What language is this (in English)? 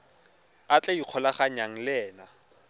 Tswana